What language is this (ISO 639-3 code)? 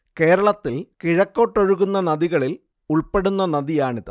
mal